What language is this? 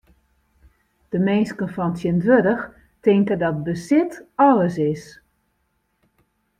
Western Frisian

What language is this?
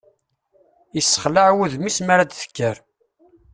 Kabyle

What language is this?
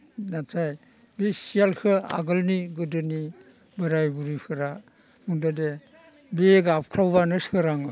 Bodo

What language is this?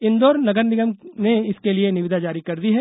Hindi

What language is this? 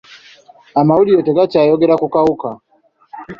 Ganda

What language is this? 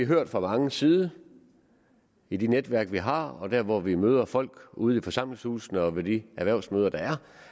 Danish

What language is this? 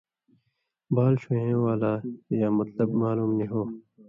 Indus Kohistani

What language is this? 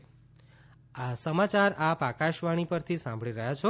Gujarati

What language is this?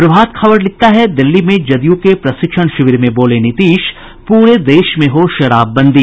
Hindi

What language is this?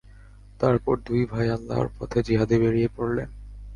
Bangla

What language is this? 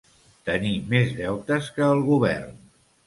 Catalan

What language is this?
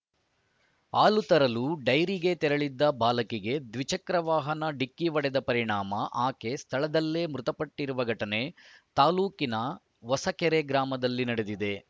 Kannada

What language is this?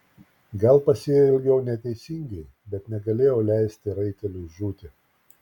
Lithuanian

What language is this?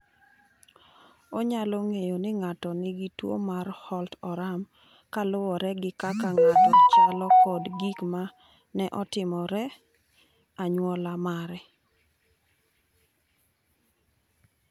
Luo (Kenya and Tanzania)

